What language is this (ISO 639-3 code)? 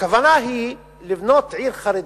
heb